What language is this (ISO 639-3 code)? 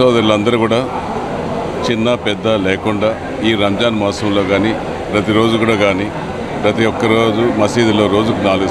tel